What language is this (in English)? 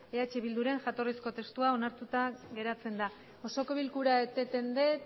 Basque